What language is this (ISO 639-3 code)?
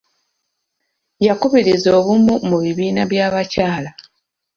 lug